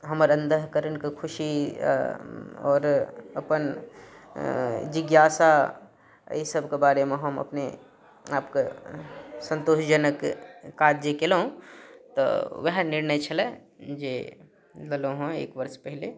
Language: Maithili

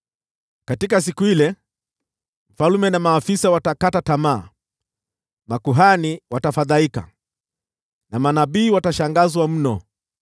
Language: Swahili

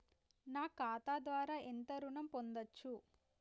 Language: Telugu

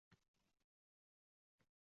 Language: Uzbek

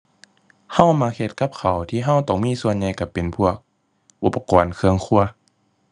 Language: Thai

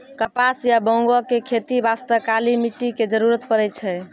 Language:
Maithili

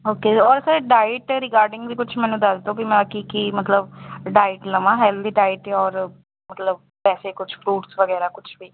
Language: Punjabi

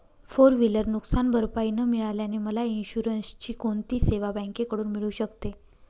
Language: Marathi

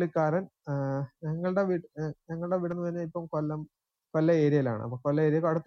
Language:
Malayalam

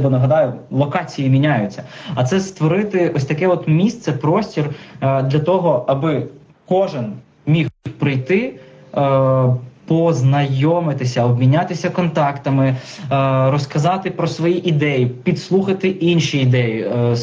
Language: Ukrainian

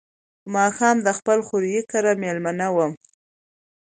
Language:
Pashto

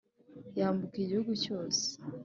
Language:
Kinyarwanda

